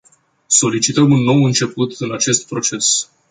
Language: Romanian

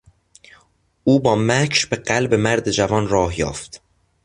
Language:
Persian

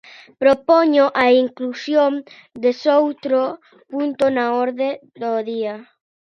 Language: Galician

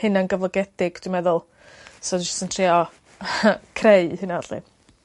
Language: Welsh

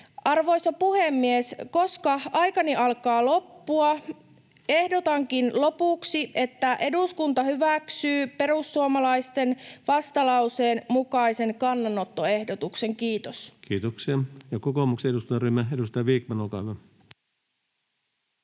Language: Finnish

